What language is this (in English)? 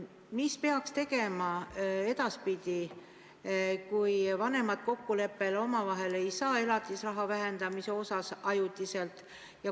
Estonian